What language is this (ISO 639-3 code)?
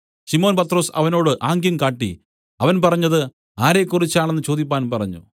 mal